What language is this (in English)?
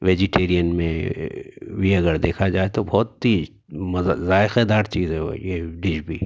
Urdu